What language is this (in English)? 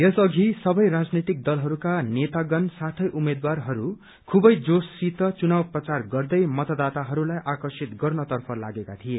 Nepali